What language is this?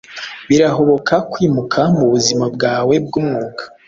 Kinyarwanda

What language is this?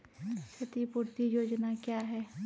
Maithili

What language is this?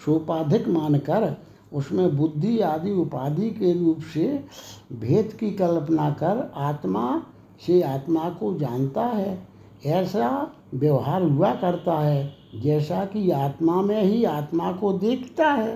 Hindi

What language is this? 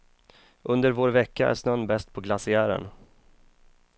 Swedish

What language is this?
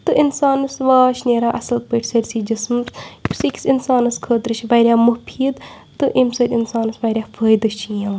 Kashmiri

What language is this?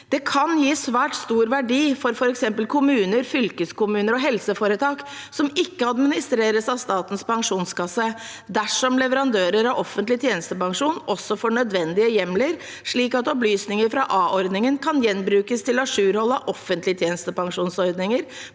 Norwegian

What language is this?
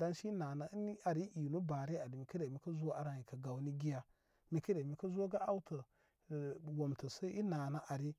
Koma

